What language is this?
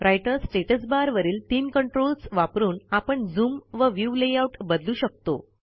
Marathi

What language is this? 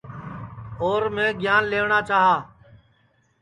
Sansi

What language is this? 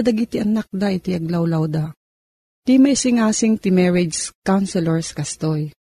Filipino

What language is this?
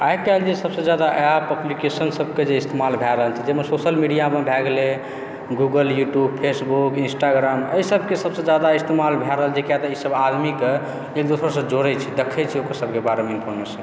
Maithili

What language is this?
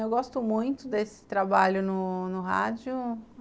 Portuguese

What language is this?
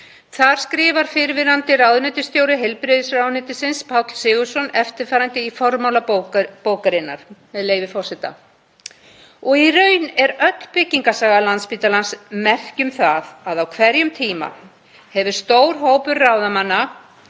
Icelandic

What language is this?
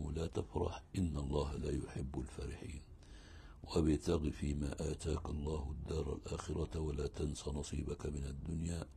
Arabic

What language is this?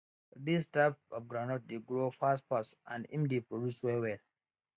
Nigerian Pidgin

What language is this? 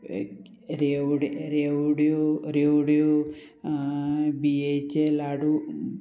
Konkani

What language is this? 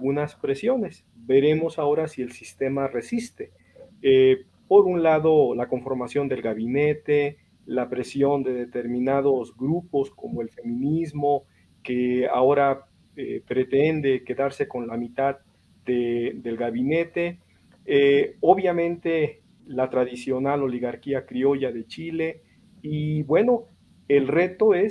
Spanish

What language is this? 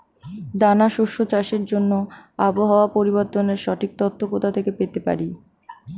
Bangla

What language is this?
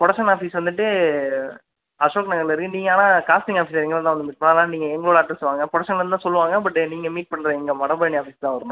Tamil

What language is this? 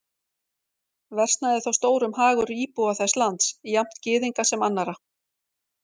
Icelandic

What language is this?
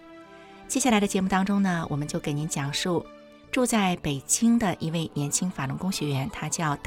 Chinese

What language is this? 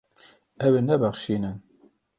Kurdish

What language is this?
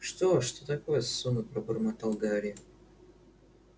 Russian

